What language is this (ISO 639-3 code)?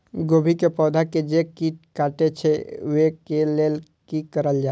mai